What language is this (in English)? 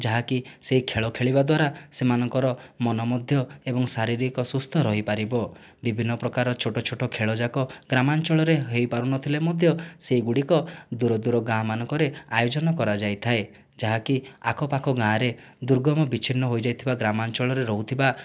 Odia